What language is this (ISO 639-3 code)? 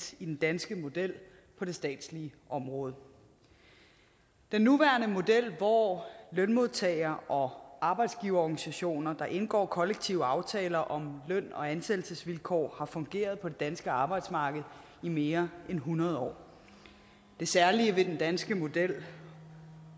dan